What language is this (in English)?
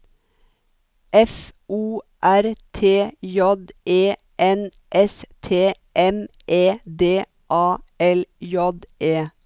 Norwegian